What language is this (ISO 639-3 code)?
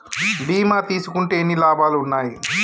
tel